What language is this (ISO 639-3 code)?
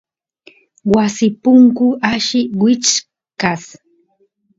qus